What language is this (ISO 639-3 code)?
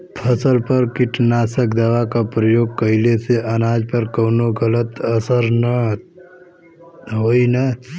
bho